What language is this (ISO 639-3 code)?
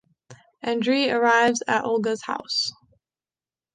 eng